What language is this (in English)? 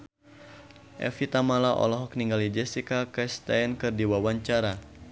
Sundanese